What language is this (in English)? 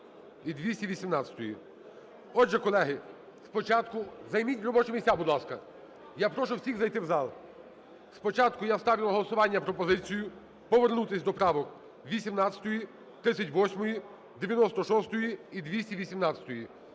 Ukrainian